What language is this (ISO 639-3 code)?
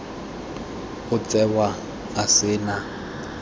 tsn